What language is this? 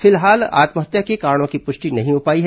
Hindi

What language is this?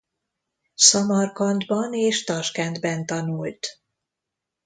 Hungarian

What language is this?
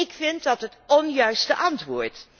Dutch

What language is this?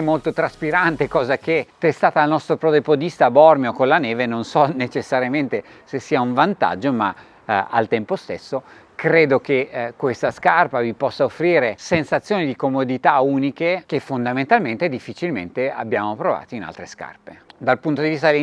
Italian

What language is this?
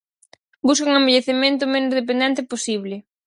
Galician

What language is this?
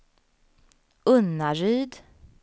Swedish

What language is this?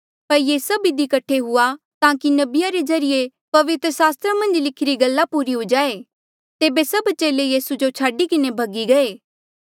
Mandeali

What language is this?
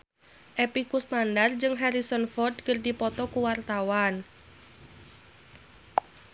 Sundanese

